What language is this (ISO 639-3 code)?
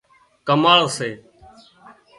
kxp